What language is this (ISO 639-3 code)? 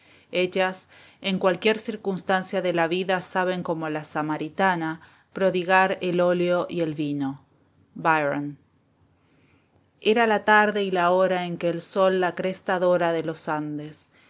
spa